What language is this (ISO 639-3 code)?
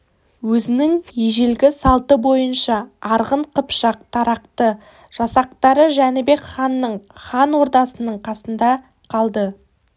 kaz